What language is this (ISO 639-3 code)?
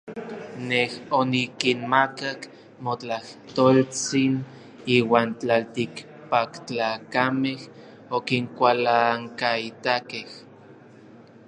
nlv